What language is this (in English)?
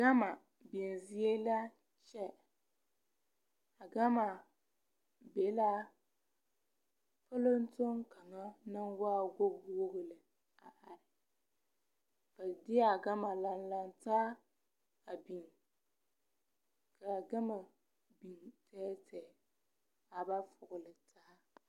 Southern Dagaare